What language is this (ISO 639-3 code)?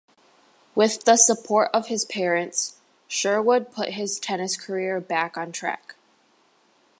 eng